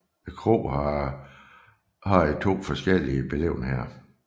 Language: Danish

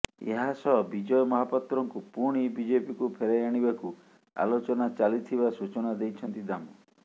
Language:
Odia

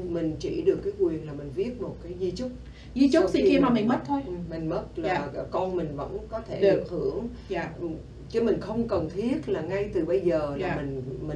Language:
Vietnamese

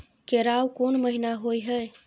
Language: Maithili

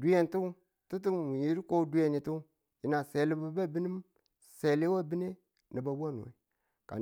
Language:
Tula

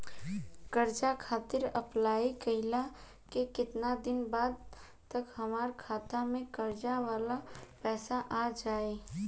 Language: Bhojpuri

